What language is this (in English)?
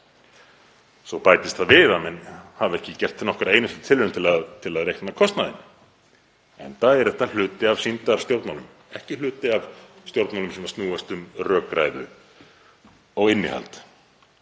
Icelandic